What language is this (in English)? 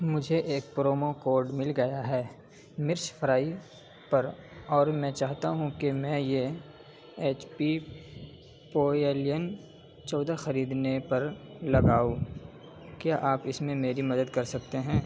Urdu